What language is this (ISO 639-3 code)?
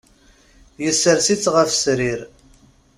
kab